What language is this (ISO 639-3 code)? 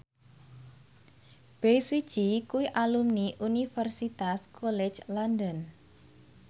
jav